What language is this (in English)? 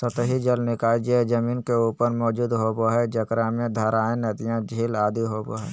Magahi